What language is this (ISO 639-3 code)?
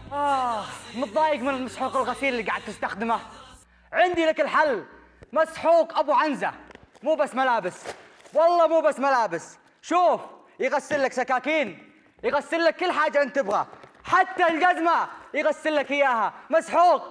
ara